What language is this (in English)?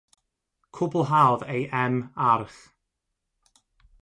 Welsh